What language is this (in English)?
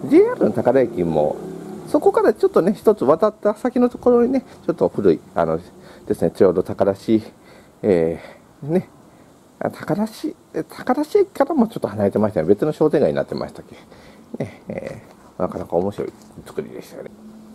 Japanese